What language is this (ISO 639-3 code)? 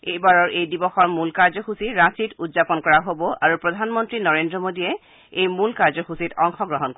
asm